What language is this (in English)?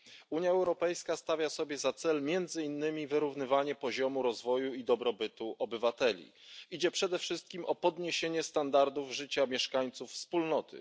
Polish